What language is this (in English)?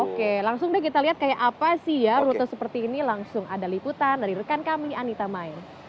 Indonesian